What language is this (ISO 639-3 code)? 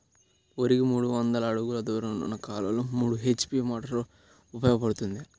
tel